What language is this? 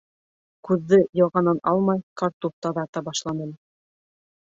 Bashkir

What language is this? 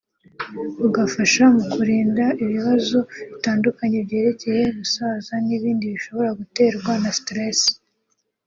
Kinyarwanda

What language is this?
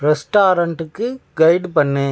Tamil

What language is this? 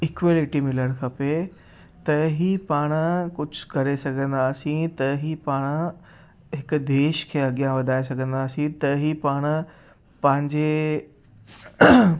Sindhi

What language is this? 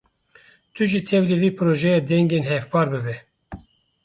Kurdish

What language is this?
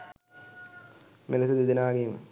Sinhala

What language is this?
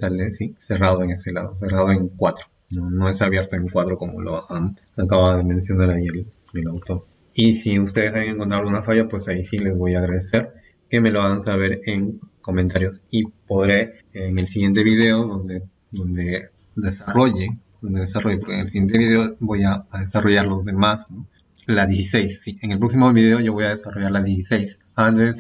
Spanish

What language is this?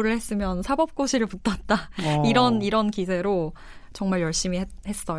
Korean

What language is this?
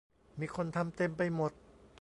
Thai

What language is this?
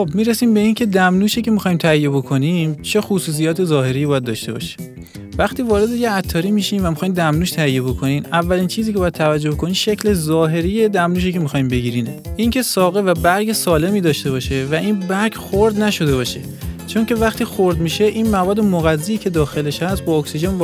Persian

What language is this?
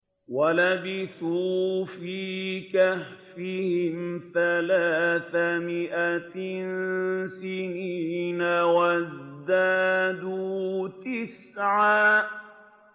Arabic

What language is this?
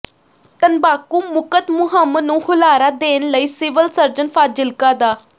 Punjabi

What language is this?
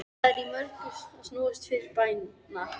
Icelandic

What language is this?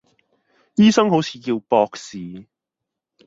Cantonese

